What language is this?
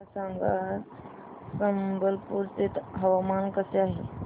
Marathi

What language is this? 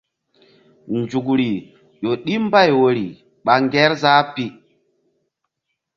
Mbum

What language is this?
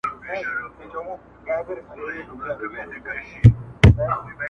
Pashto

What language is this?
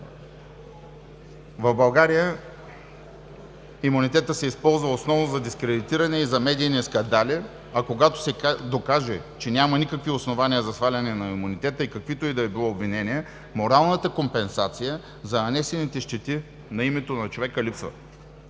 Bulgarian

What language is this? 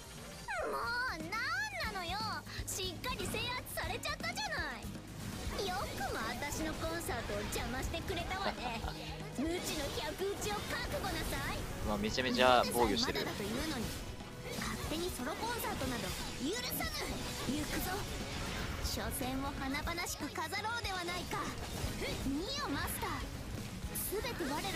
Japanese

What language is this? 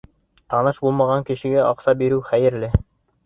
Bashkir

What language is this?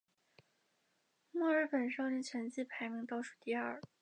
Chinese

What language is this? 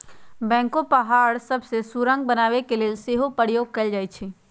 Magahi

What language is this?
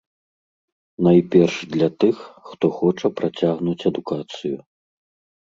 Belarusian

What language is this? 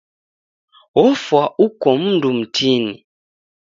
Taita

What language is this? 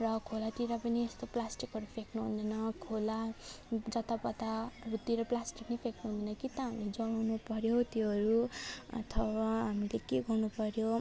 Nepali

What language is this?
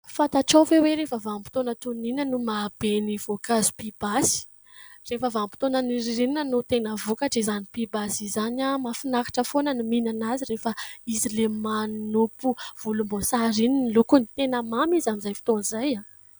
Malagasy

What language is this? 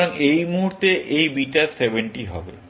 Bangla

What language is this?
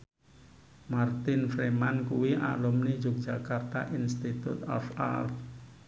Javanese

